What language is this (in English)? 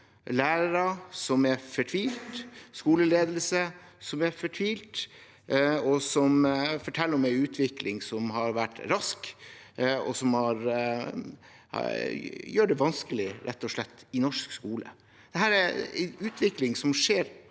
Norwegian